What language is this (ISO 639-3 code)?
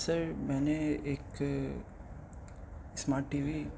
urd